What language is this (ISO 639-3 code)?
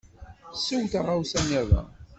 kab